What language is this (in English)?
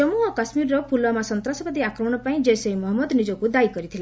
Odia